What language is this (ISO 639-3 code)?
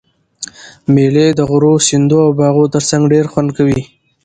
pus